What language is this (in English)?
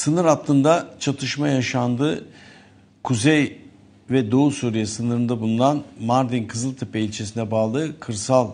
Turkish